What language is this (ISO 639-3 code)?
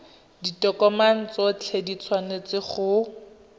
tsn